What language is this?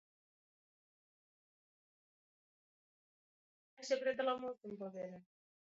Central Kurdish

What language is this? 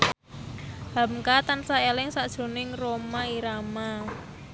Javanese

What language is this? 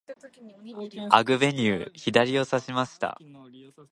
Japanese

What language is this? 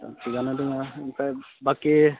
Bodo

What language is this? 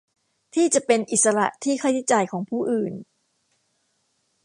Thai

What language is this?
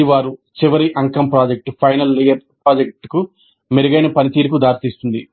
Telugu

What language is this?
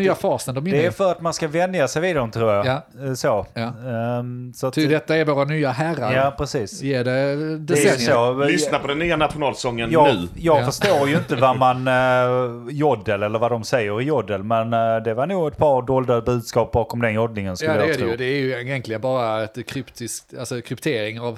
Swedish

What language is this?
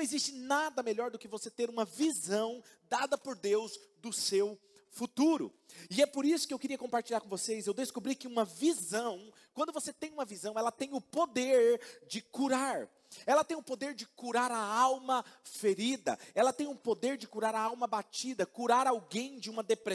Portuguese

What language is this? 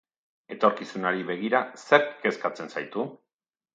Basque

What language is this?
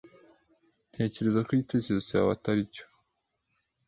Kinyarwanda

